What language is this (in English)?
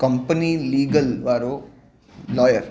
Sindhi